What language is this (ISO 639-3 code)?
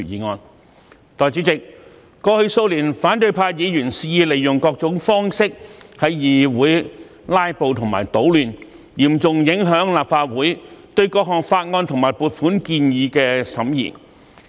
yue